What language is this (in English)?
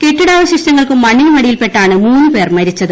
Malayalam